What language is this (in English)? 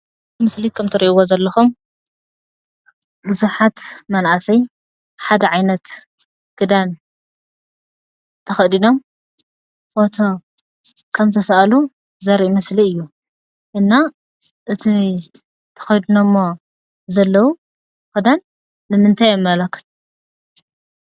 Tigrinya